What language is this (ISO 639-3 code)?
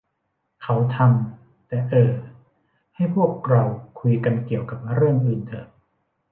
tha